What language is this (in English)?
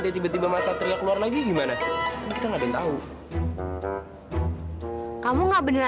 Indonesian